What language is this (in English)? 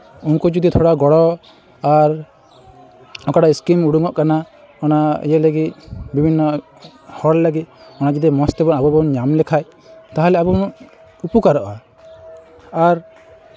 Santali